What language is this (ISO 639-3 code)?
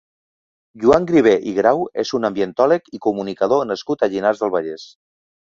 cat